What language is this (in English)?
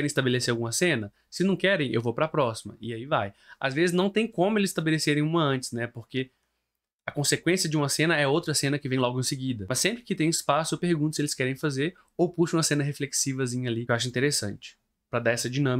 Portuguese